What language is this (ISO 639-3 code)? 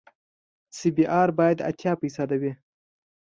pus